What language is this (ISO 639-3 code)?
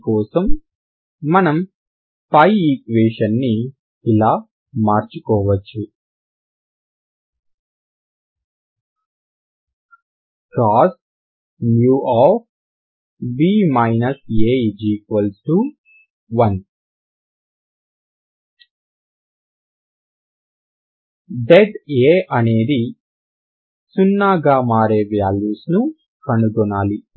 tel